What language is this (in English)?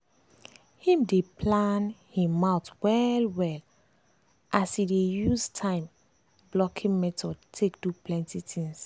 Nigerian Pidgin